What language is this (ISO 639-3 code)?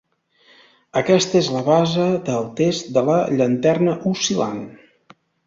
cat